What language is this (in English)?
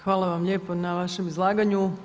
Croatian